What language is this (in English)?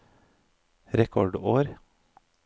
Norwegian